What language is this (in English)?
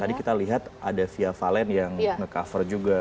Indonesian